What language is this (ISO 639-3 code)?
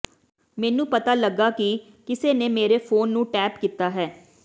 pan